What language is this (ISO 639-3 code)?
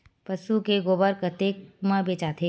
hne